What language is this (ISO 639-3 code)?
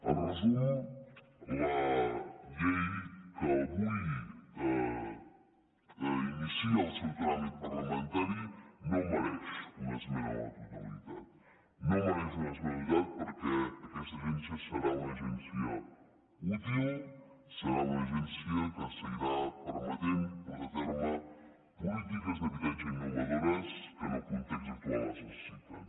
cat